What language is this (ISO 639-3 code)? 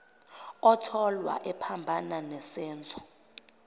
zul